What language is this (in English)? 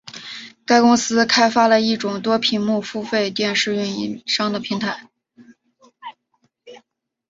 Chinese